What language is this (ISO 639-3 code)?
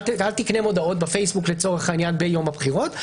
heb